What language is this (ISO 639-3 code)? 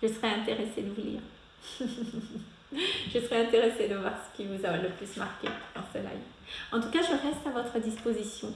fra